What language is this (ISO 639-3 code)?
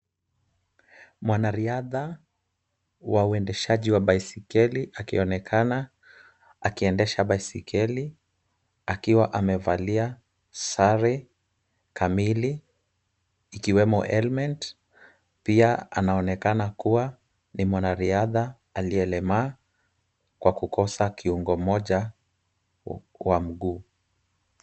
swa